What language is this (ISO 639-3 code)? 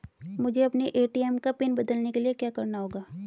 hin